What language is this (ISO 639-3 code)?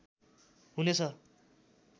nep